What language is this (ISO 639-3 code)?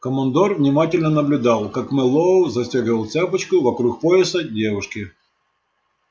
rus